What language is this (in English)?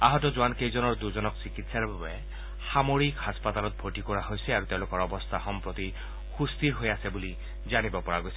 Assamese